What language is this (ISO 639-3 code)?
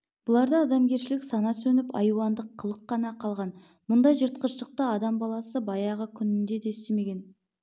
kaz